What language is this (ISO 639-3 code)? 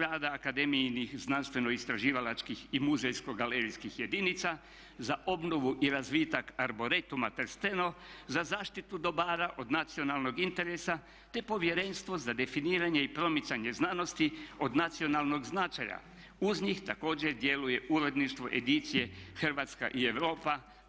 hrv